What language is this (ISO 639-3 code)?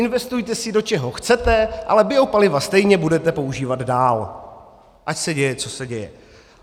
ces